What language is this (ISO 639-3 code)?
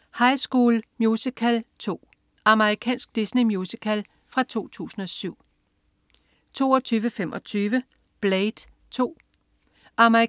dan